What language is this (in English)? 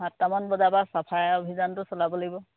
Assamese